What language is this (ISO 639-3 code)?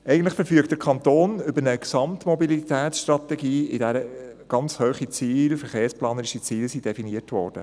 gsw